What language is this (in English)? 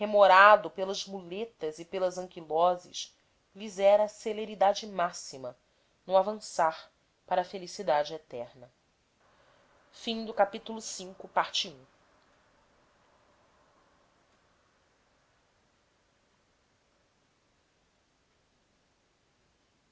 Portuguese